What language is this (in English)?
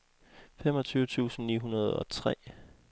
Danish